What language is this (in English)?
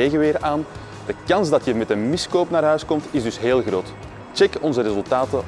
Dutch